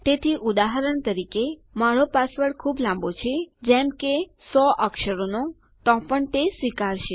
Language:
Gujarati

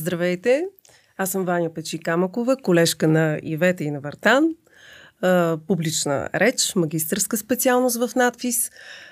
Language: Bulgarian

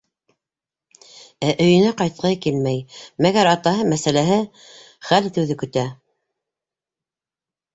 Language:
Bashkir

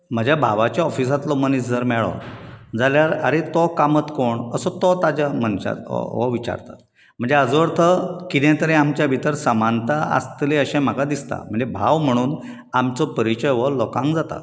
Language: Konkani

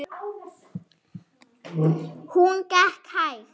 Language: Icelandic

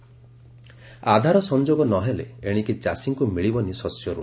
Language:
Odia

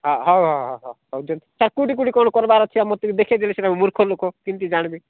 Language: Odia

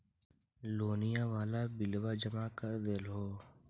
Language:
Magahi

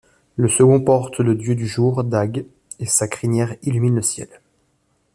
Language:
French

